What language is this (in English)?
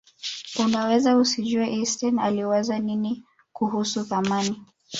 Swahili